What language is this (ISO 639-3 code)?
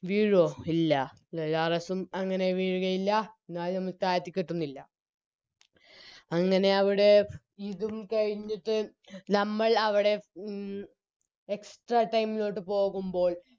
mal